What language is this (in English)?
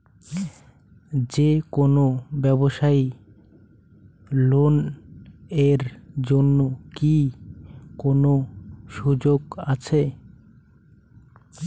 Bangla